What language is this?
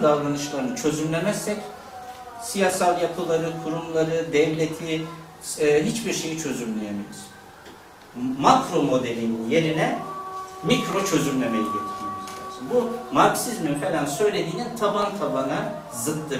Turkish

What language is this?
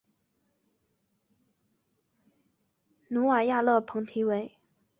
Chinese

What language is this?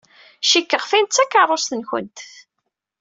Kabyle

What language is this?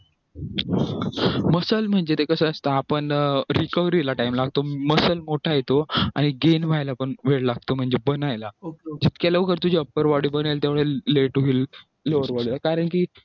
Marathi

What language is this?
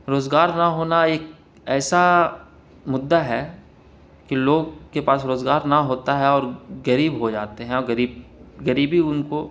Urdu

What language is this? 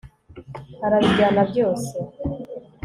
Kinyarwanda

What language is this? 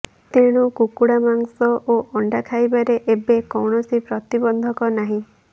Odia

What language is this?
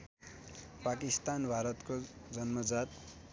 Nepali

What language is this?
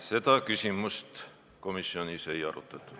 Estonian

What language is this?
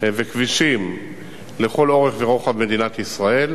Hebrew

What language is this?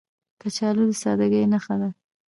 Pashto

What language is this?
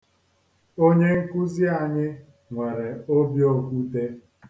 Igbo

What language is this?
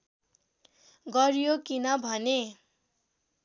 Nepali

